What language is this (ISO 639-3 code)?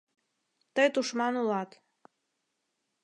chm